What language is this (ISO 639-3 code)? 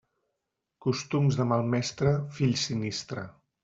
cat